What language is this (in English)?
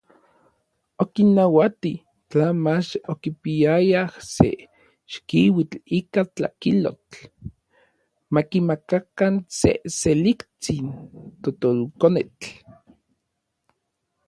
Orizaba Nahuatl